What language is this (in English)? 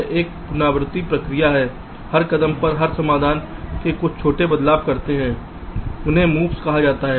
Hindi